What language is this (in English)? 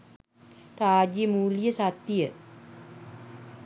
Sinhala